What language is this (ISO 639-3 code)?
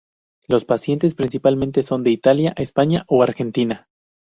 spa